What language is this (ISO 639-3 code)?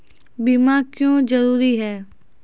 mai